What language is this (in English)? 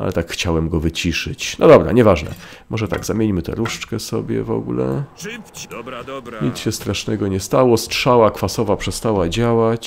Polish